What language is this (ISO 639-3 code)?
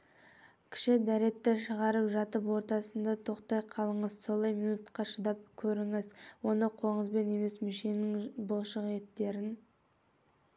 kaz